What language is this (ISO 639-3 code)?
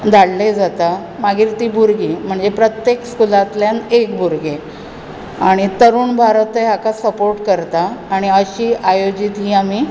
kok